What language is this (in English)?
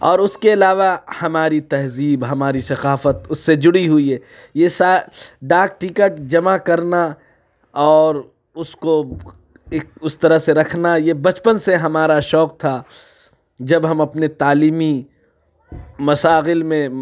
Urdu